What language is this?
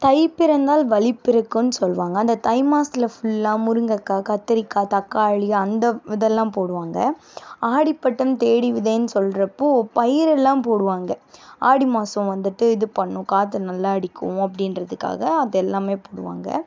Tamil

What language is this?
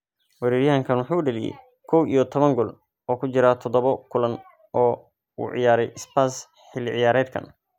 Somali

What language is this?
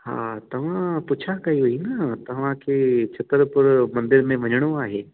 Sindhi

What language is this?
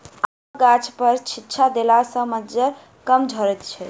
Maithili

